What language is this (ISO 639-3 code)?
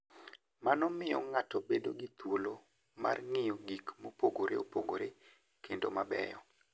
luo